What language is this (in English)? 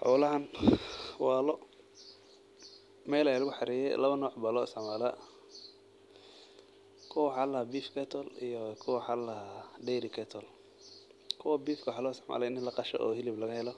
Somali